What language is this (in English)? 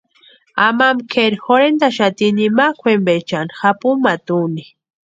Western Highland Purepecha